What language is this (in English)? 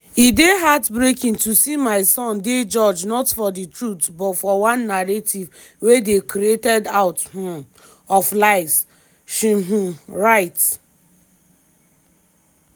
Nigerian Pidgin